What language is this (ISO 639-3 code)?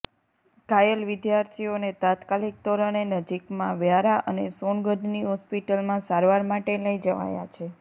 guj